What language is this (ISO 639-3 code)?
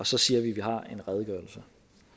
dan